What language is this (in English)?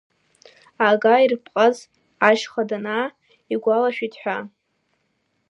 Abkhazian